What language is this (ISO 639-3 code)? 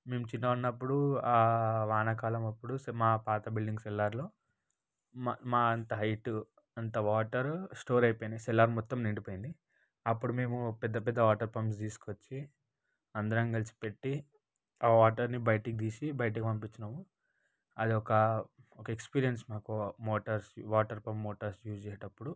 tel